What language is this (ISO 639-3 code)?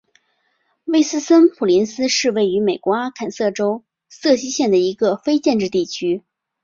zho